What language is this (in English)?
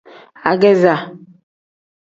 Tem